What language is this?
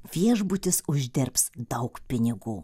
Lithuanian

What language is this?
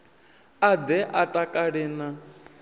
Venda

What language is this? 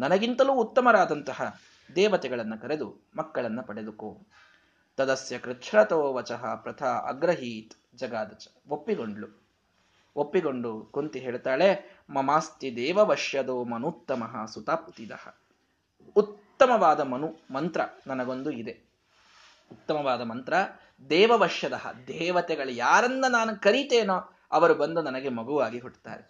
Kannada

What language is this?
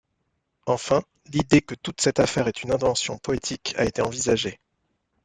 French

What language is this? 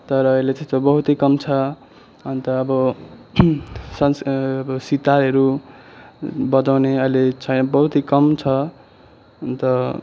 Nepali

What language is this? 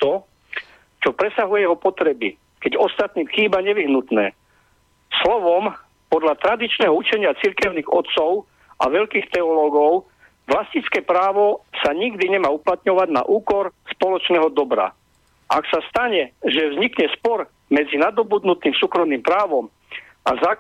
Slovak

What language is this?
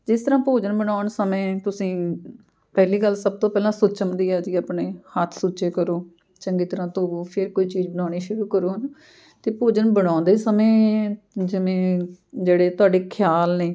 Punjabi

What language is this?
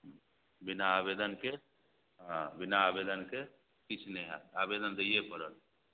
Maithili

